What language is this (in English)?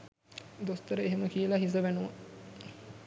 Sinhala